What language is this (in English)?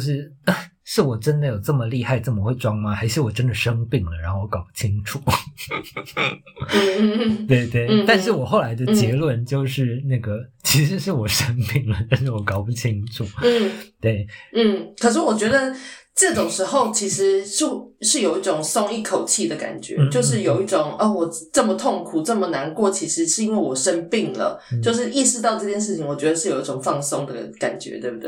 Chinese